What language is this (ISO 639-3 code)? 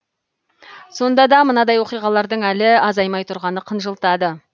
kaz